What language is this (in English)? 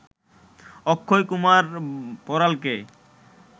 Bangla